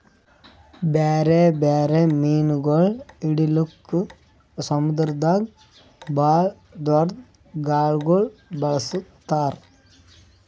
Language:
Kannada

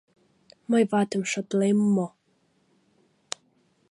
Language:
Mari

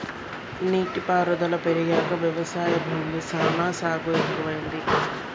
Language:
Telugu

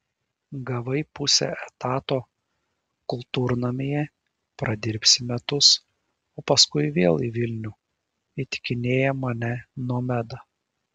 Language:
Lithuanian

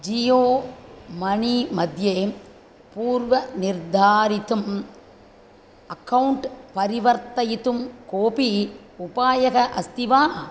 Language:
Sanskrit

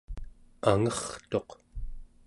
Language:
Central Yupik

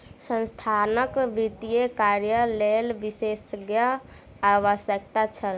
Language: Maithili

